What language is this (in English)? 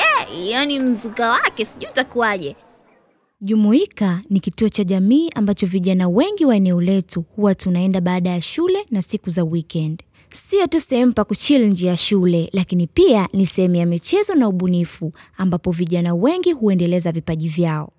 Swahili